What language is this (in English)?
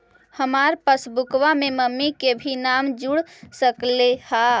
Magahi